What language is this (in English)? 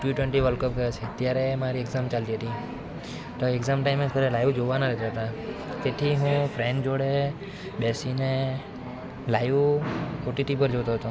Gujarati